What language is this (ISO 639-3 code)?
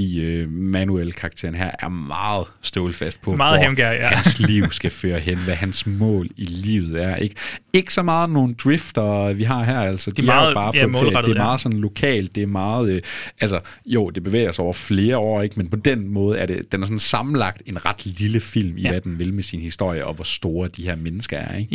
dan